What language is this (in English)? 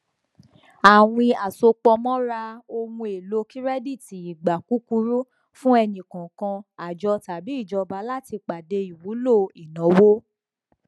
Yoruba